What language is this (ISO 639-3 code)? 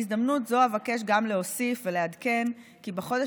heb